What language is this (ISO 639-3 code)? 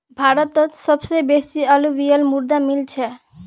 mag